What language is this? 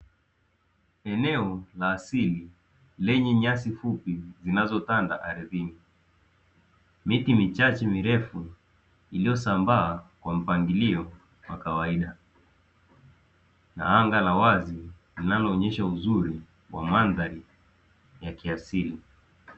Swahili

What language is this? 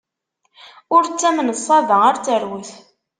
Kabyle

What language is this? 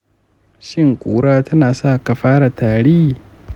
Hausa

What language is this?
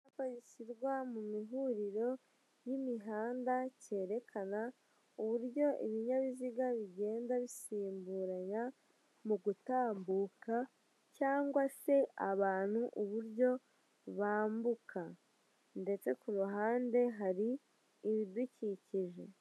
Kinyarwanda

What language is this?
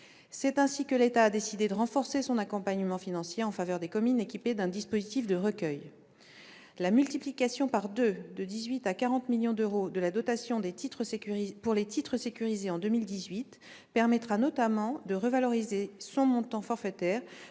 French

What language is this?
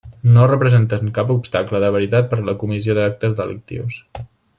Catalan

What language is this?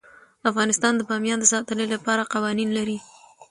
Pashto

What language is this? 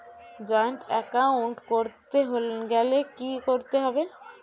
Bangla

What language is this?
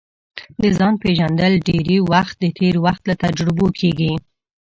Pashto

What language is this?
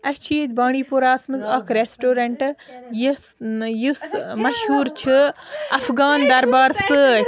Kashmiri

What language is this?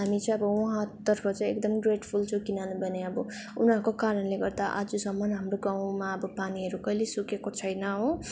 Nepali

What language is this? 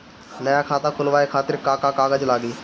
Bhojpuri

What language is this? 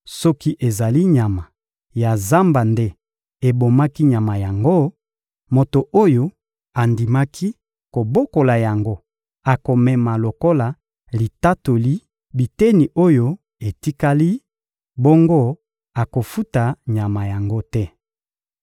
Lingala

